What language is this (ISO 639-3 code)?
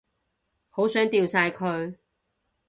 yue